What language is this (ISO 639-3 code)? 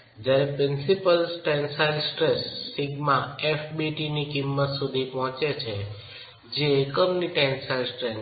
guj